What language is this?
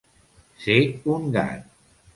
Catalan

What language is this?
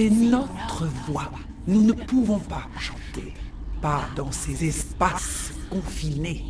French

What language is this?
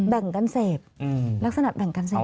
Thai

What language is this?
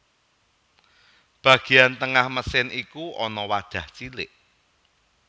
Javanese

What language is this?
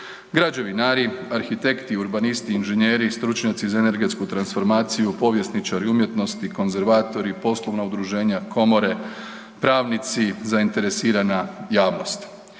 Croatian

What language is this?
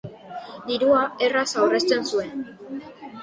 Basque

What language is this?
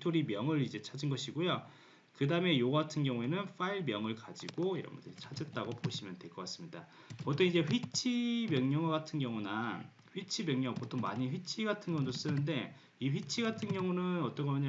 Korean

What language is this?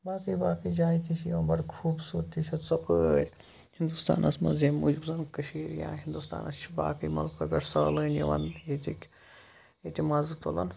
Kashmiri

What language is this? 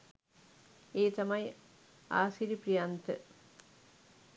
Sinhala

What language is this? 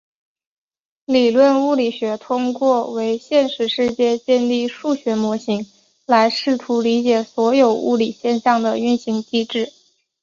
Chinese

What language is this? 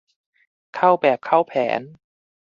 Thai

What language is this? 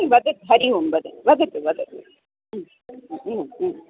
Sanskrit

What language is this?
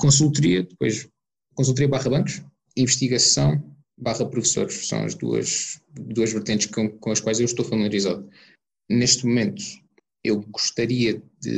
Portuguese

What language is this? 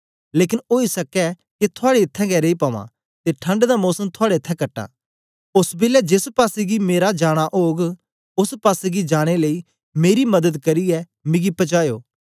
Dogri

